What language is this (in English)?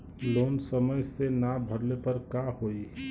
Bhojpuri